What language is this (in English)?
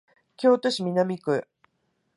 Japanese